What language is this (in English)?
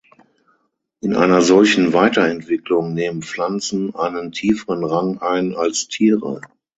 German